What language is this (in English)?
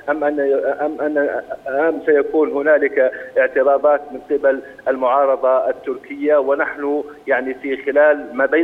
Arabic